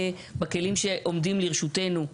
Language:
Hebrew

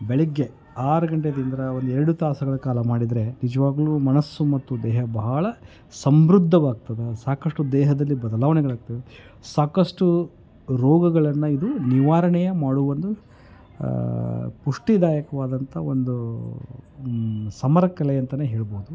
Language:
Kannada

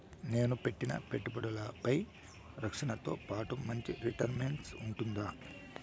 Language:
Telugu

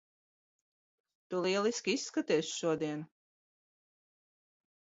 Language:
Latvian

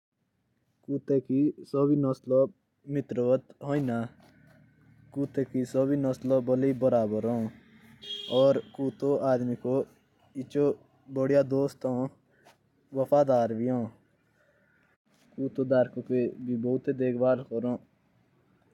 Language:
Jaunsari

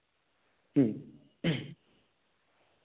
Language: Santali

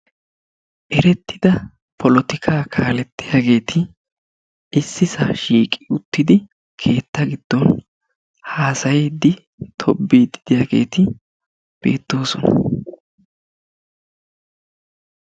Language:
Wolaytta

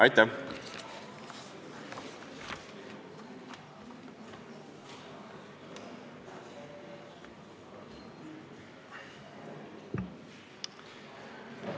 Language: Estonian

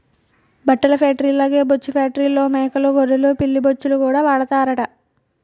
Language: Telugu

